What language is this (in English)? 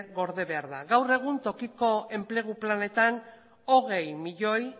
Basque